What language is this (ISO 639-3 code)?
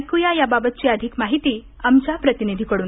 mar